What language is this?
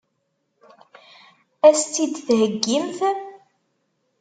Kabyle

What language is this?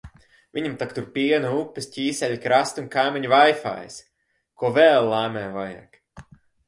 Latvian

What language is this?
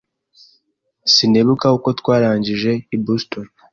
Kinyarwanda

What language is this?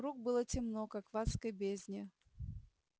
Russian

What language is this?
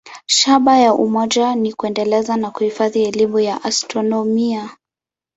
Swahili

